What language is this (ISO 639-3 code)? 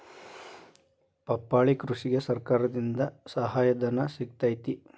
kan